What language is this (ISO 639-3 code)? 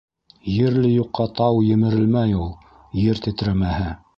bak